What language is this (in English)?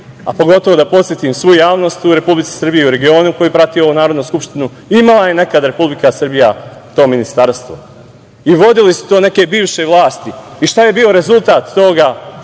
Serbian